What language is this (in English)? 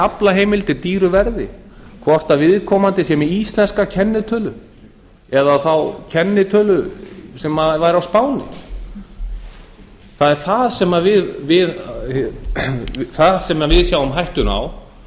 Icelandic